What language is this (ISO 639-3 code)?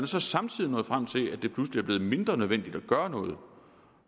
dan